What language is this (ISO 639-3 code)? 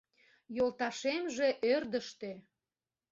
chm